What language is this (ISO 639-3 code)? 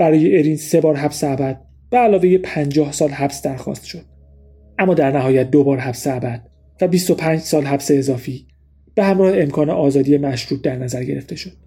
fas